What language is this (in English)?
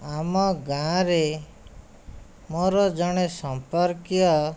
Odia